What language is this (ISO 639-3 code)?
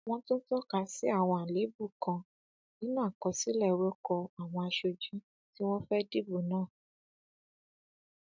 yor